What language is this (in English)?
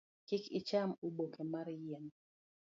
Luo (Kenya and Tanzania)